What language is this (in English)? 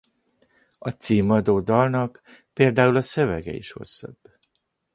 Hungarian